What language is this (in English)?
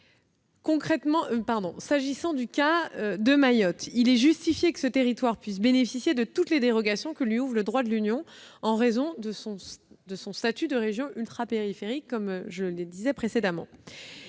French